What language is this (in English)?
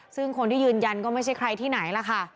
Thai